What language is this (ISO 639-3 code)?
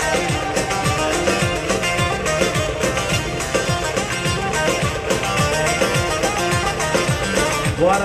ara